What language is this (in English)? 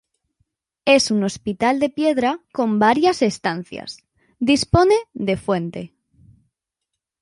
Spanish